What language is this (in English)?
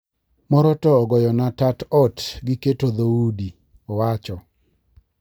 Luo (Kenya and Tanzania)